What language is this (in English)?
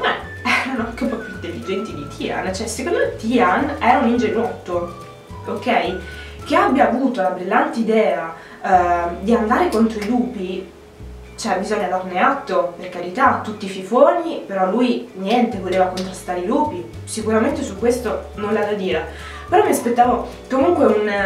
Italian